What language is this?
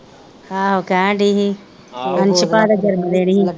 Punjabi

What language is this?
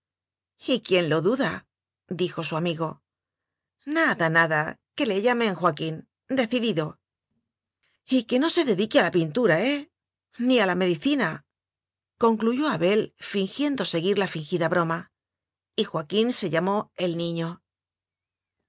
Spanish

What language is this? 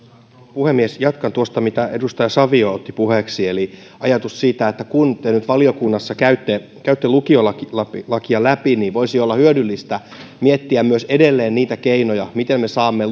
Finnish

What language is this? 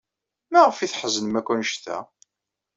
Kabyle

